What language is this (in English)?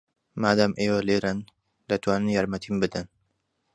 Central Kurdish